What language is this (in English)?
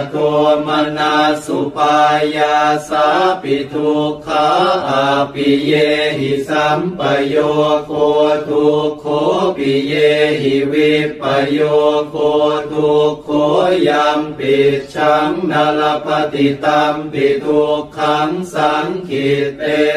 Thai